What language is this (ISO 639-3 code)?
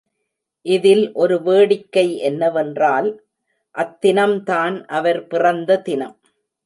tam